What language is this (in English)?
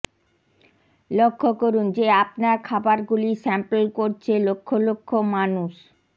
Bangla